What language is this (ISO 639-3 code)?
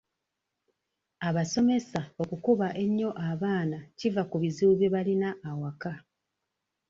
lug